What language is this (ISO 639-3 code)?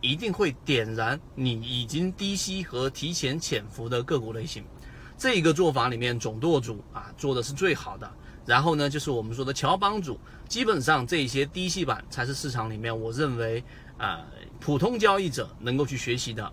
zho